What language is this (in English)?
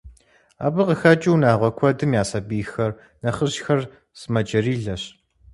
Kabardian